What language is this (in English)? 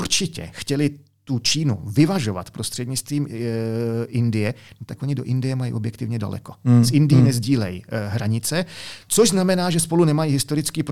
Czech